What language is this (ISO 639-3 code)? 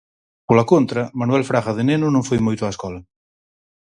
glg